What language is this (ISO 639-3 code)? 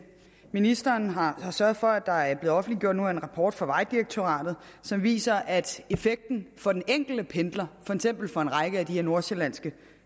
dan